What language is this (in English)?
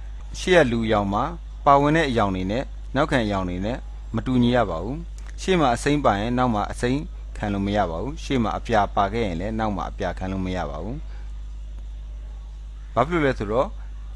Korean